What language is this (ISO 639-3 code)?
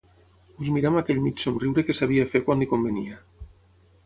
cat